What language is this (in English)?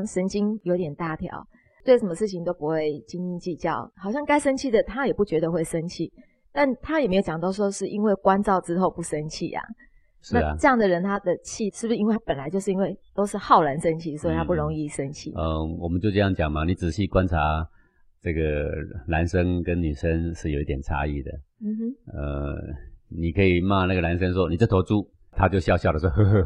Chinese